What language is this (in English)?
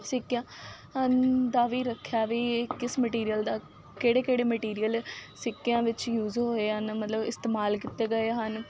Punjabi